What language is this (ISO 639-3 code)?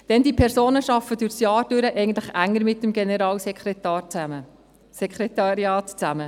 gsw